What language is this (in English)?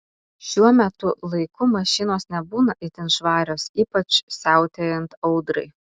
Lithuanian